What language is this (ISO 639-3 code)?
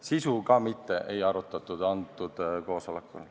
est